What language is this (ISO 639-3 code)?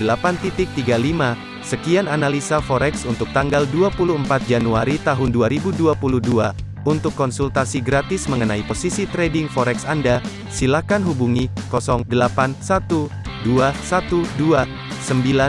ind